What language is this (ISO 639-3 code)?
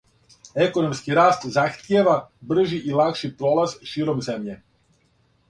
srp